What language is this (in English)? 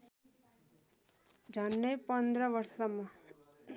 Nepali